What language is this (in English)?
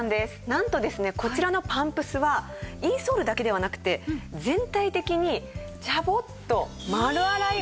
Japanese